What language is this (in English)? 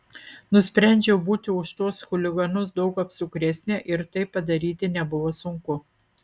Lithuanian